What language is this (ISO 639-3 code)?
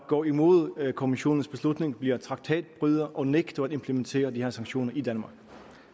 dan